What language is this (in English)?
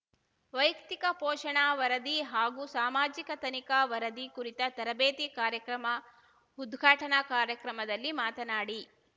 Kannada